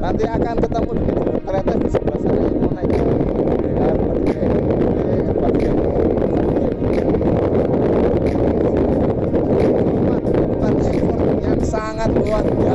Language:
Indonesian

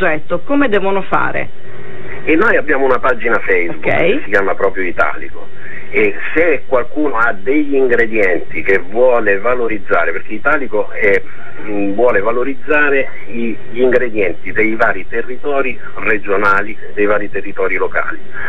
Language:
Italian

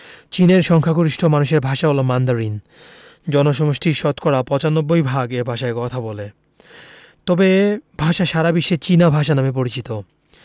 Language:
Bangla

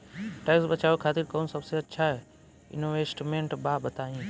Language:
Bhojpuri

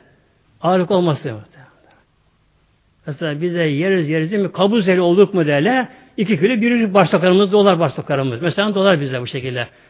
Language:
Turkish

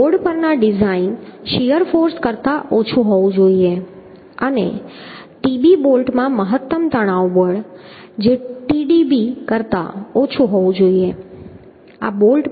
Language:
Gujarati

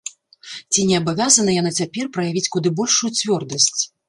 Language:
Belarusian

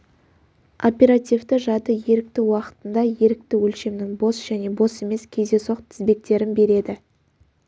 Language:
Kazakh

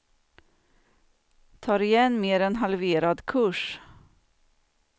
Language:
Swedish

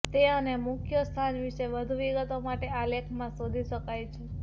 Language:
Gujarati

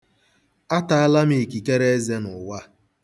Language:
Igbo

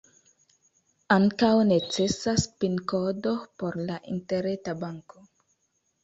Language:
Esperanto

